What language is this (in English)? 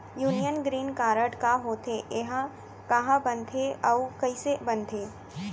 Chhattisgarhi